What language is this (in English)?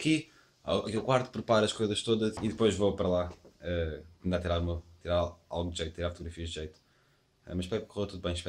Portuguese